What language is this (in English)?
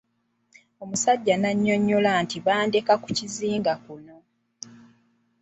Ganda